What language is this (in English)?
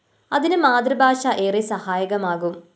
Malayalam